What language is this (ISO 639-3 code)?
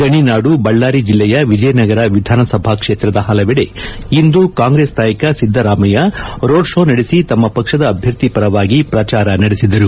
kan